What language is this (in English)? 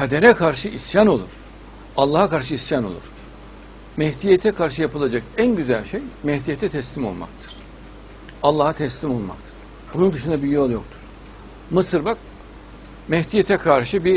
Turkish